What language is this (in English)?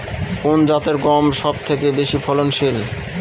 Bangla